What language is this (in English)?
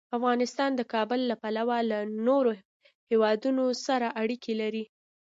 Pashto